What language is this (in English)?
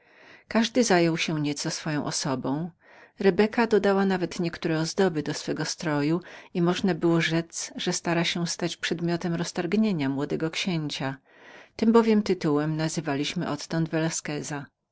Polish